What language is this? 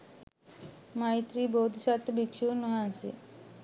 Sinhala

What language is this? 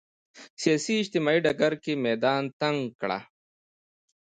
Pashto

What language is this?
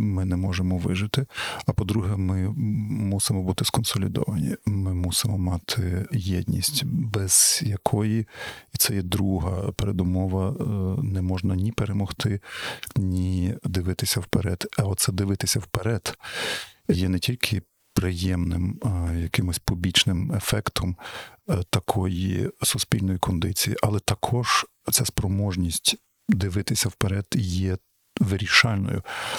Ukrainian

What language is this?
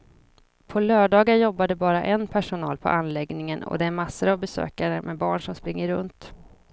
Swedish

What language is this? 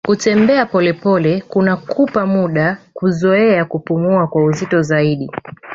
Swahili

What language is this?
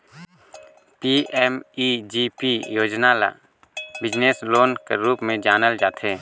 Chhattisgarhi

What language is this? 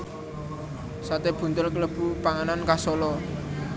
Javanese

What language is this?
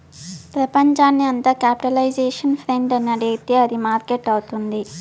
Telugu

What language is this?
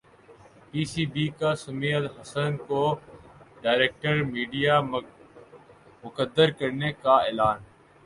Urdu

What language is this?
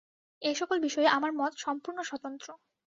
Bangla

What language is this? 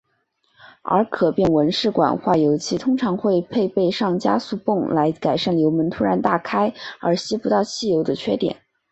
Chinese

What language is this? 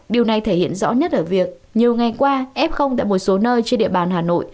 Vietnamese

